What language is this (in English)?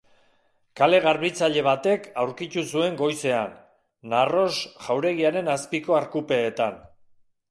Basque